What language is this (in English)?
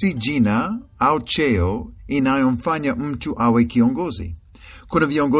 Swahili